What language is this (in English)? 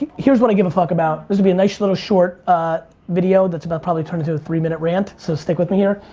English